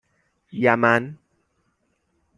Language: Persian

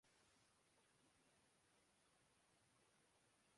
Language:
Urdu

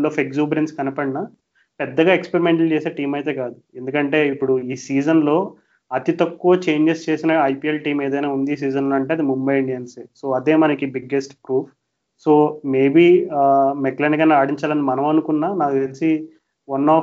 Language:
Telugu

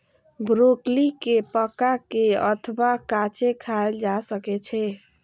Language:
Maithili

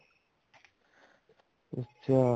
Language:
Punjabi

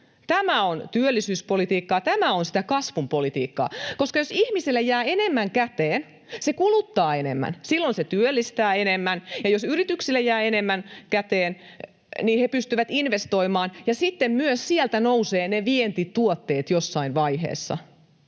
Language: Finnish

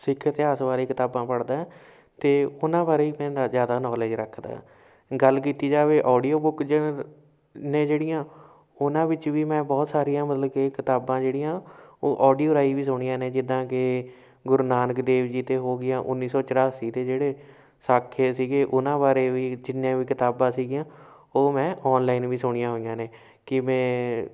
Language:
Punjabi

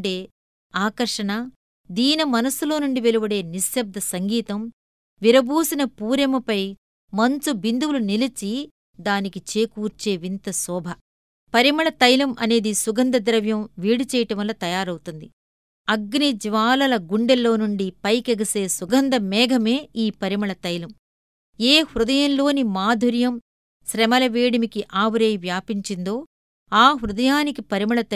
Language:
Telugu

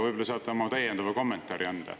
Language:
Estonian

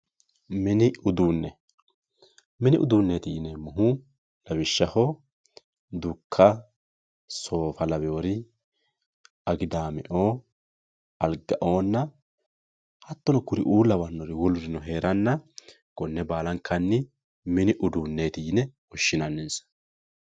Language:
Sidamo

